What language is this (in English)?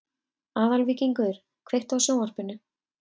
Icelandic